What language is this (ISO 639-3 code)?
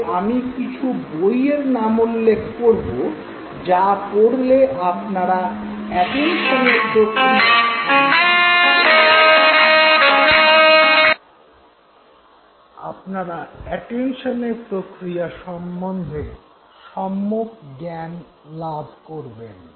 ben